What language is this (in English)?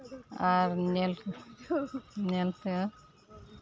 Santali